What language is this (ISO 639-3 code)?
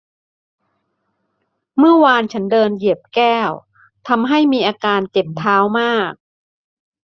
tha